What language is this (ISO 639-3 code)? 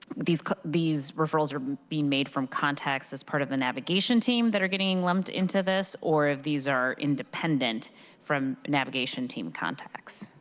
eng